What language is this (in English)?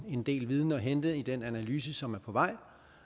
Danish